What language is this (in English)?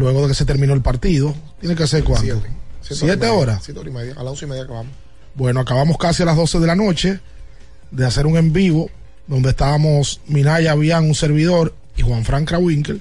Spanish